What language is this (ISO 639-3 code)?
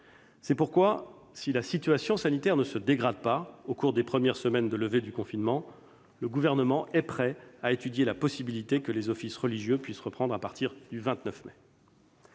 fra